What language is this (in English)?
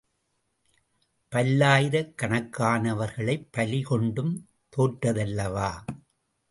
Tamil